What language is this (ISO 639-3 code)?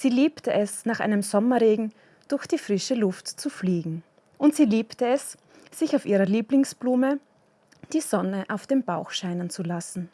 deu